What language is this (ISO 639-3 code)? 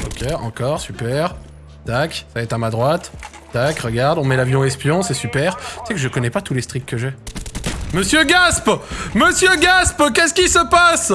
fra